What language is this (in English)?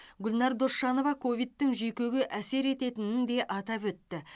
Kazakh